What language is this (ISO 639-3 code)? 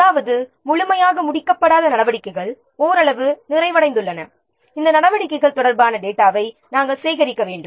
tam